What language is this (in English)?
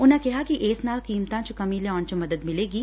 Punjabi